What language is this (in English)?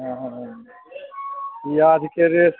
Maithili